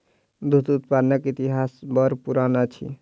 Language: Maithili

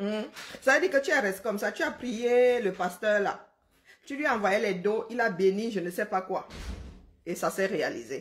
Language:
French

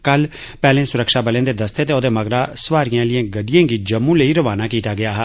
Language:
Dogri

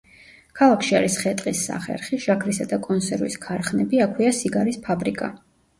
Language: Georgian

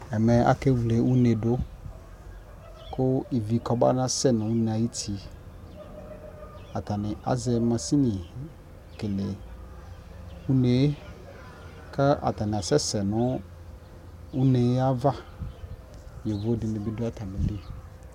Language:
Ikposo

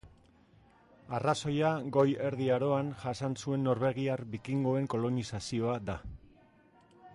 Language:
Basque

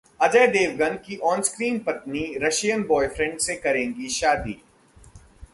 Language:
Hindi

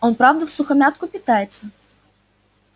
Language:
Russian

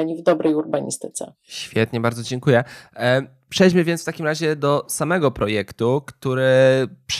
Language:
Polish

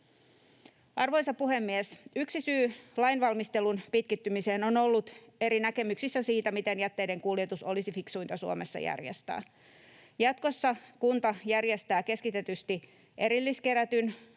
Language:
Finnish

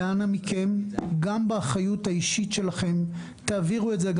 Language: Hebrew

